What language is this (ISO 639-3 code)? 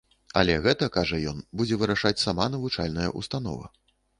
bel